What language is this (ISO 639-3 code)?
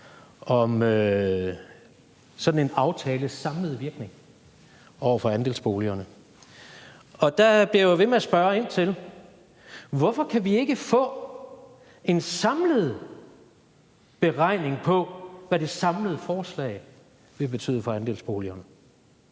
dan